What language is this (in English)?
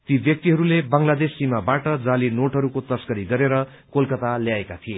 Nepali